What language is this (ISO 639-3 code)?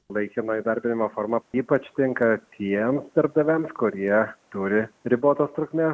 lit